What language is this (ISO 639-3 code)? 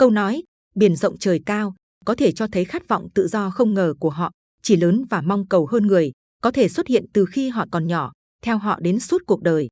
vie